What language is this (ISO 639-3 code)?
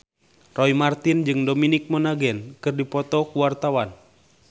sun